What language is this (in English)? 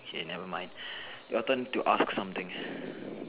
English